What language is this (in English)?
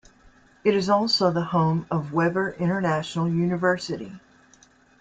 English